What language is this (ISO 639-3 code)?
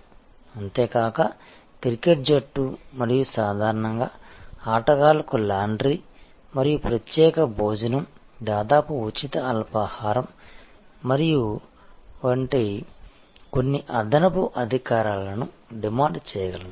tel